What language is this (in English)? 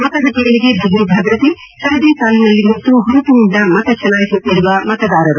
Kannada